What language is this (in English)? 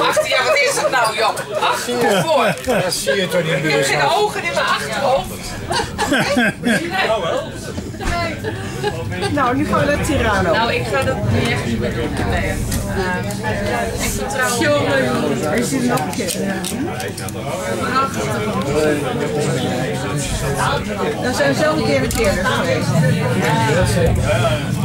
Dutch